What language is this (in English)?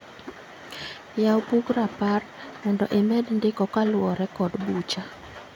Luo (Kenya and Tanzania)